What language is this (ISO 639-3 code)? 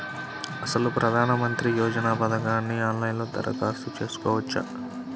tel